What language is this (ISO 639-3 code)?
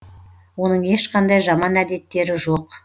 kaz